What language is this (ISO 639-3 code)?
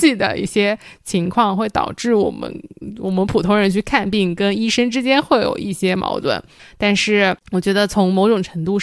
zho